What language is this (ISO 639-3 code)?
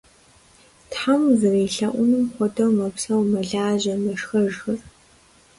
kbd